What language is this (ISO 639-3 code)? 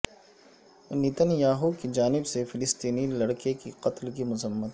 urd